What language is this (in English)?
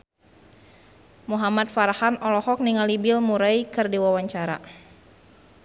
Sundanese